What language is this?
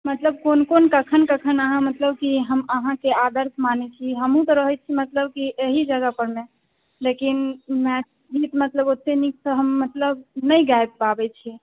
Maithili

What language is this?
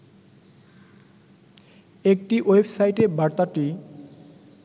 Bangla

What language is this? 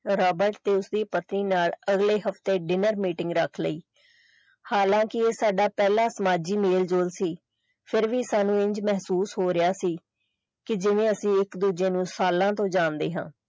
Punjabi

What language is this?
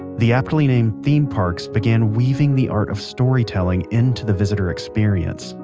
English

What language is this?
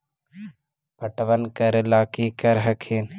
Magahi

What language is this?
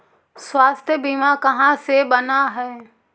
Magahi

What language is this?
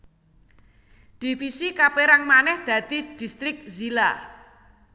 Javanese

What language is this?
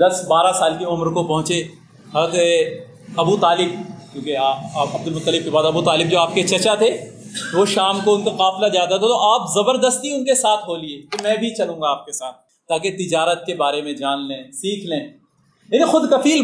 Urdu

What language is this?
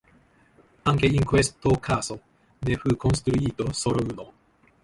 Italian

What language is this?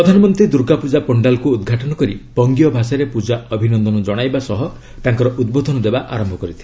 Odia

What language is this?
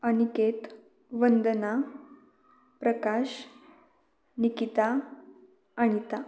Marathi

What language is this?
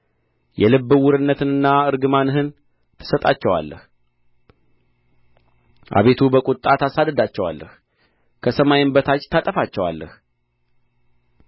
Amharic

